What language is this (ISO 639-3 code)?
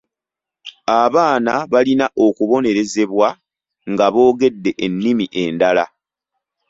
lug